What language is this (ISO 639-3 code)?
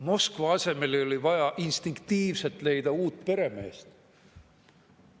est